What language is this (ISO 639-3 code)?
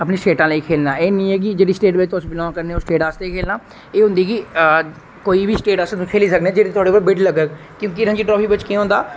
doi